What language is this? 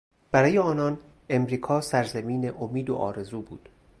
Persian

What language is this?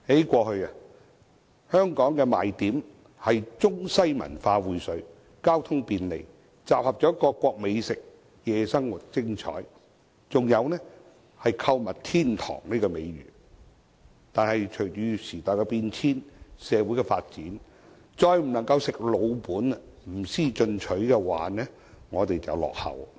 Cantonese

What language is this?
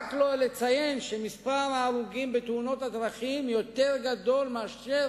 Hebrew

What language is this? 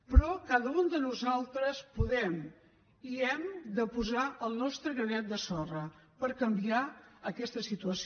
Catalan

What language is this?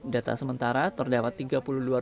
Indonesian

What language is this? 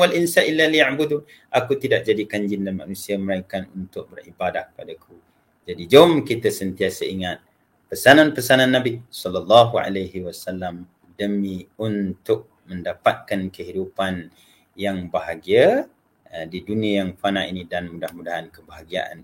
Malay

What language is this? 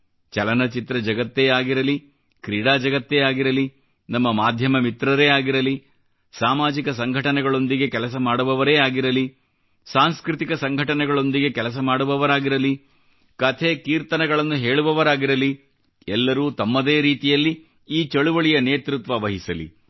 Kannada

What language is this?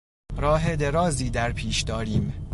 Persian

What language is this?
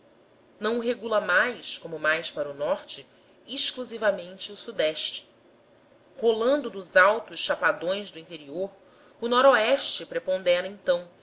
Portuguese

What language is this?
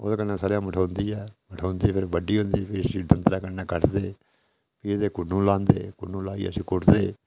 Dogri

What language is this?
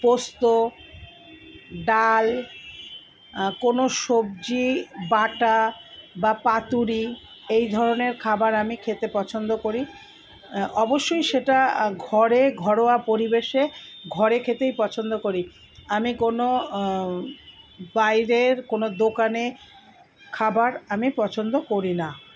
Bangla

